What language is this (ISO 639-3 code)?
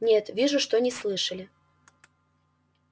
rus